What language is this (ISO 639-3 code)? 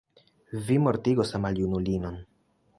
epo